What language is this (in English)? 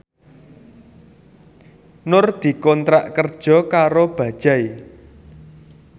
Javanese